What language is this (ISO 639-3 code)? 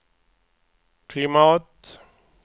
swe